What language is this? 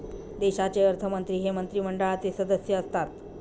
Marathi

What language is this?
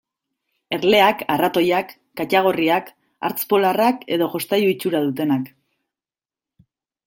Basque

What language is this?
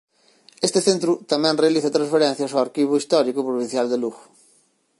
Galician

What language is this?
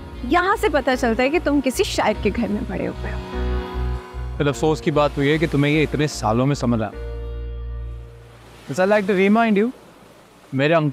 Hindi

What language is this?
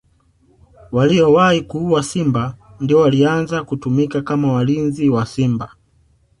Swahili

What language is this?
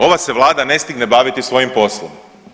Croatian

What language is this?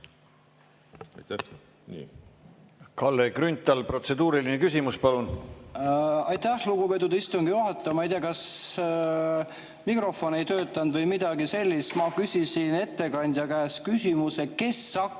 Estonian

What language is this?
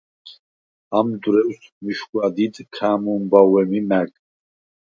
Svan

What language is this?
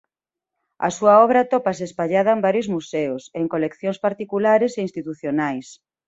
Galician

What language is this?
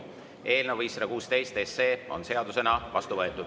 Estonian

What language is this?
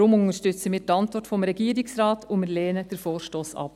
Swiss German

